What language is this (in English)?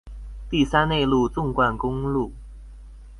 Chinese